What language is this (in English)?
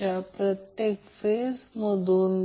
Marathi